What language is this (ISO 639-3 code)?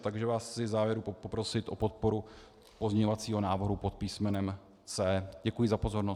ces